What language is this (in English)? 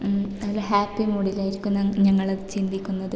Malayalam